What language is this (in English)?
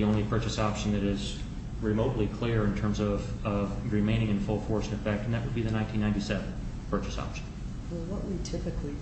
English